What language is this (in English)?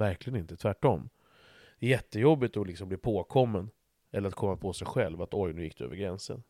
Swedish